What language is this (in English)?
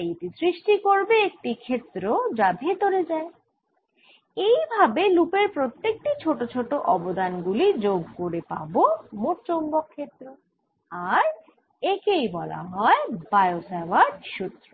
Bangla